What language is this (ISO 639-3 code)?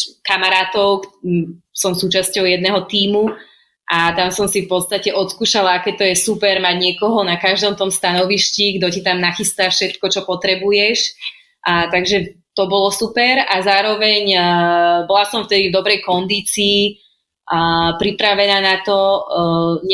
slk